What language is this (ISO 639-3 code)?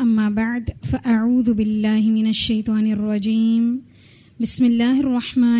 ara